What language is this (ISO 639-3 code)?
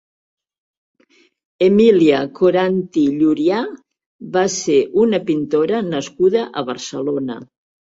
cat